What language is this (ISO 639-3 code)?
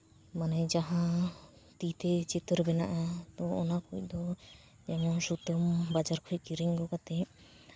sat